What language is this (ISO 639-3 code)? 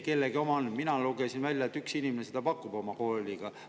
est